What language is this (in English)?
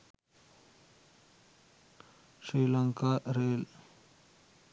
Sinhala